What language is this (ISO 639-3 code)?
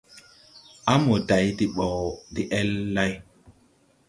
tui